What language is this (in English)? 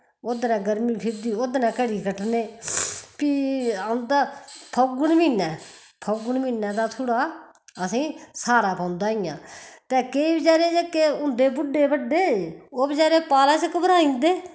Dogri